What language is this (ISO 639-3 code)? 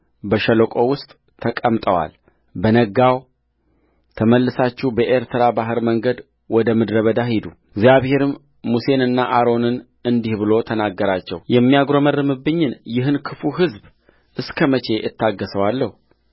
amh